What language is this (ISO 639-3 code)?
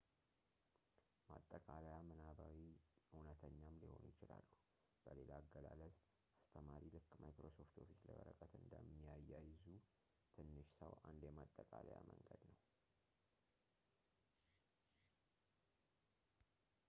amh